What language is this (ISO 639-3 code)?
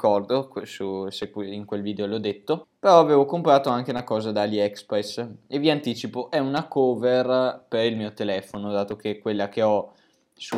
ita